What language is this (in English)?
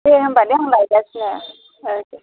Bodo